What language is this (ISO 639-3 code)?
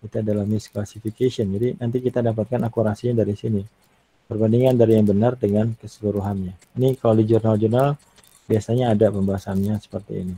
ind